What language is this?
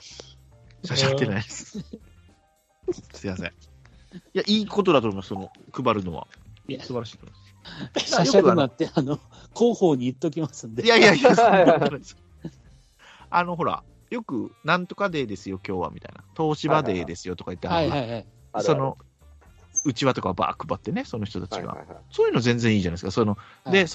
Japanese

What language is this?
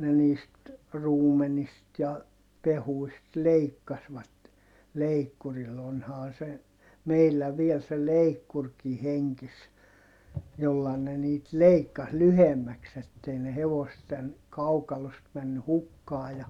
Finnish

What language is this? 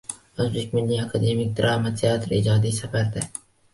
Uzbek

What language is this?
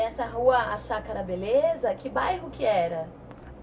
Portuguese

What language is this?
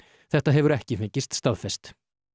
Icelandic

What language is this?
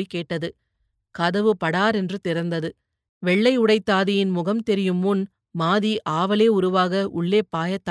Tamil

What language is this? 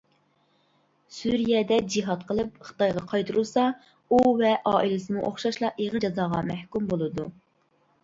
Uyghur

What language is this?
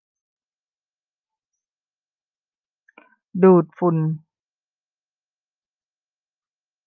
Thai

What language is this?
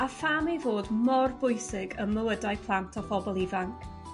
Welsh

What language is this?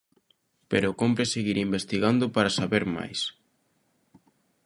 Galician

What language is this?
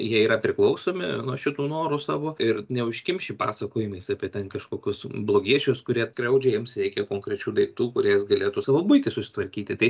Lithuanian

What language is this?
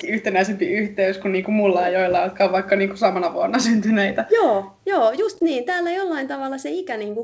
Finnish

